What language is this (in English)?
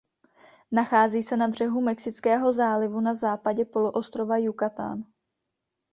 Czech